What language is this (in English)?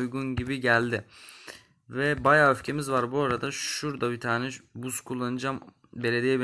Turkish